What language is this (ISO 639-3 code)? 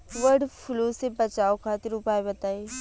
bho